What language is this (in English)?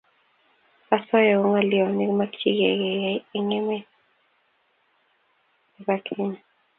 Kalenjin